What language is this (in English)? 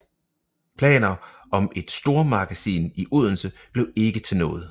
Danish